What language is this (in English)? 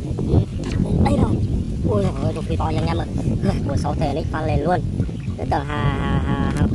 Vietnamese